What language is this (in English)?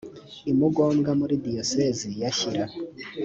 Kinyarwanda